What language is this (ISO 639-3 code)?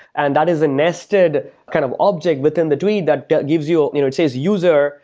eng